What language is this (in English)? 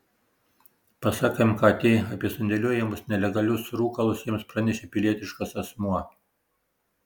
Lithuanian